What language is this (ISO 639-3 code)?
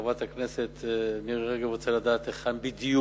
heb